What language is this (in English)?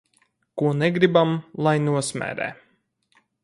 Latvian